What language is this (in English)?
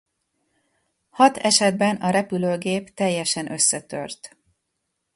Hungarian